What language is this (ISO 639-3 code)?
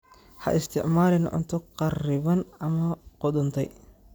som